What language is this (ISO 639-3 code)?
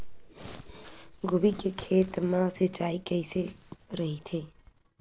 hne